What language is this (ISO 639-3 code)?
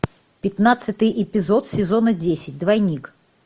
rus